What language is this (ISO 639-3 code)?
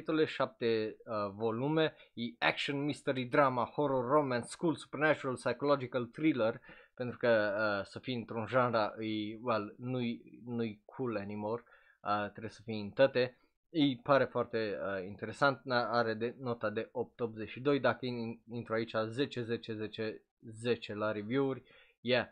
ron